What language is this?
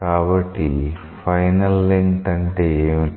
Telugu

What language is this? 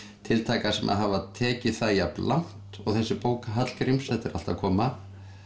Icelandic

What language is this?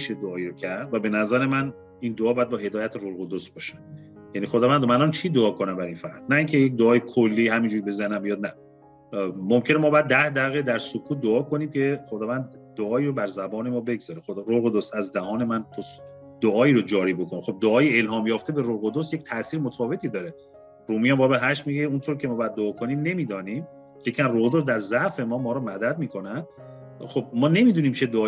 Persian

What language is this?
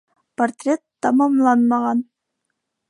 Bashkir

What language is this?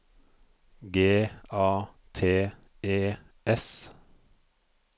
Norwegian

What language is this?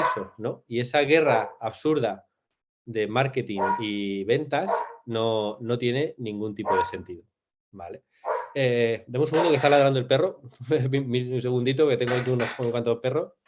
Spanish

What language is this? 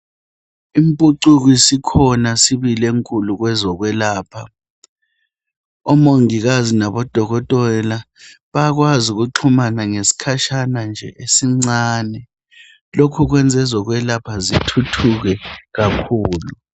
North Ndebele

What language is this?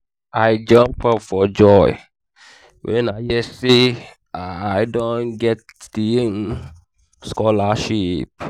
Nigerian Pidgin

